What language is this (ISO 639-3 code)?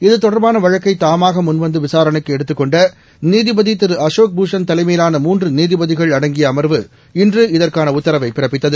tam